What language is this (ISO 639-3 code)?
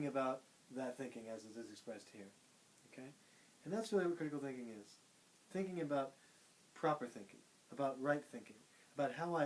eng